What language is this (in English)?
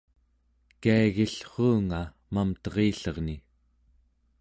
Central Yupik